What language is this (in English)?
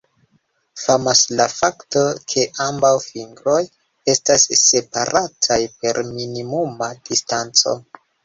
Esperanto